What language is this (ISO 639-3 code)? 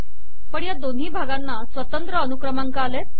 mar